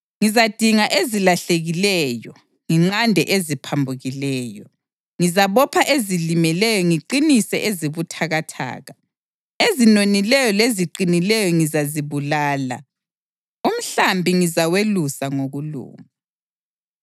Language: North Ndebele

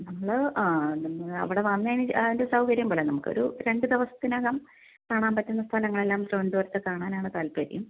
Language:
Malayalam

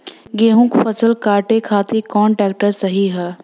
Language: Bhojpuri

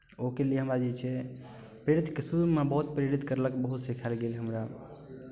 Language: Maithili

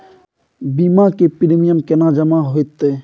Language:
Maithili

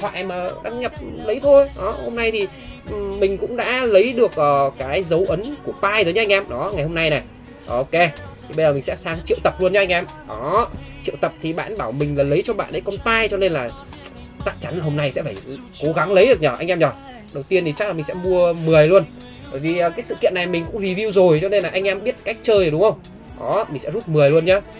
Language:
Vietnamese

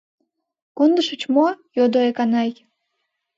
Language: Mari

